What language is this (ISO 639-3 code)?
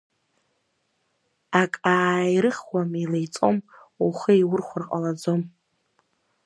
abk